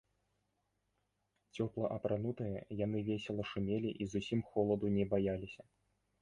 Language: Belarusian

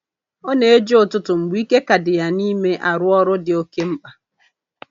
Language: Igbo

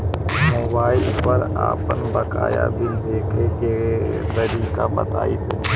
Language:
Bhojpuri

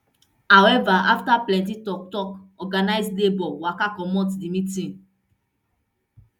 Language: Nigerian Pidgin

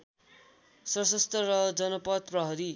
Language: Nepali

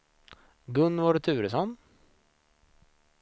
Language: Swedish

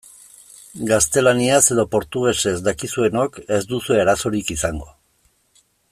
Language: Basque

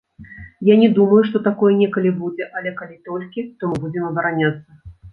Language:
Belarusian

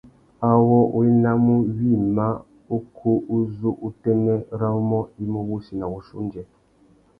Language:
Tuki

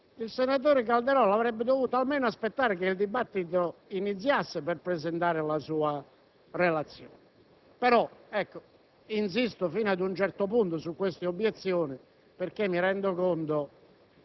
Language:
Italian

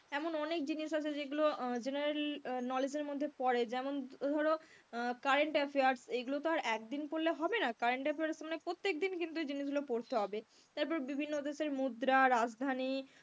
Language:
Bangla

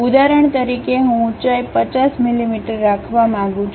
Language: Gujarati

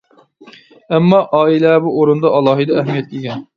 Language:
Uyghur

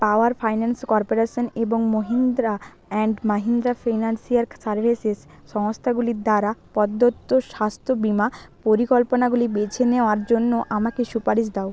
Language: Bangla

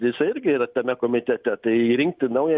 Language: Lithuanian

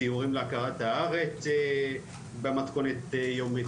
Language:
Hebrew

